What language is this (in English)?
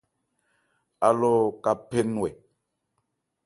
Ebrié